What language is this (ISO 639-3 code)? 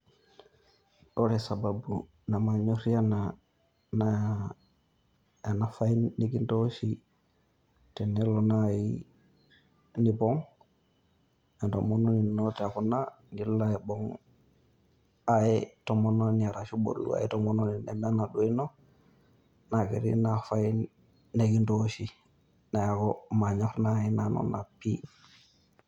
mas